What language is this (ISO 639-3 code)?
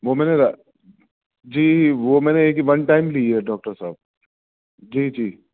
urd